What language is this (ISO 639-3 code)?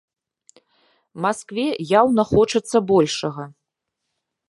bel